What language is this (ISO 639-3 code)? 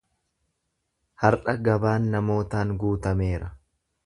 orm